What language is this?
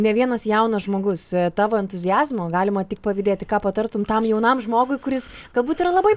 Lithuanian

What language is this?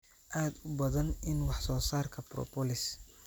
Somali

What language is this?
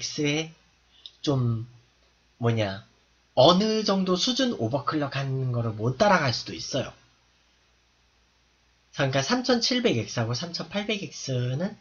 Korean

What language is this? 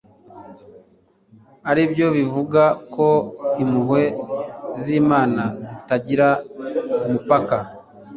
Kinyarwanda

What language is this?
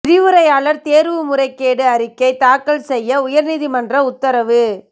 Tamil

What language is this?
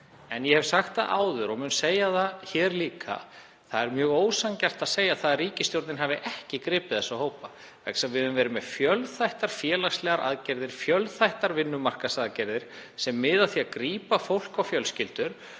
Icelandic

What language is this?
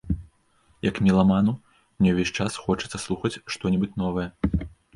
Belarusian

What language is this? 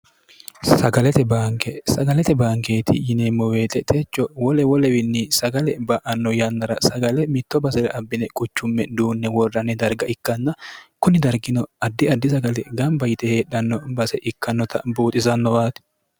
Sidamo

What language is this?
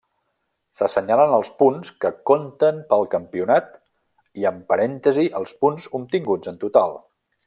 Catalan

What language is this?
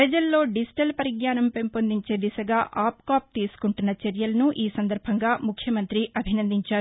Telugu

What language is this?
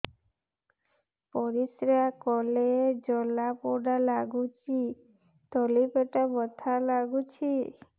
Odia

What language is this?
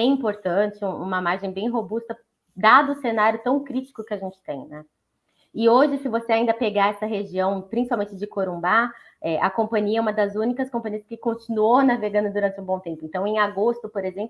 Portuguese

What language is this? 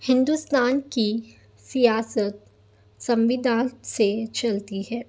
Urdu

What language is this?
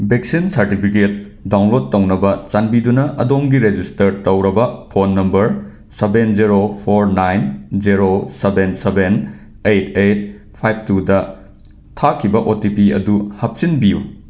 Manipuri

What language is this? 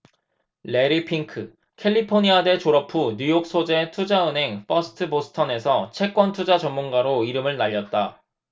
Korean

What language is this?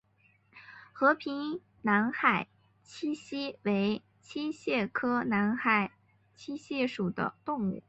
Chinese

